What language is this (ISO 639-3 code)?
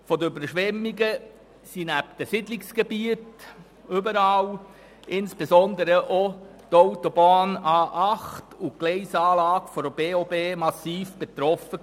gsw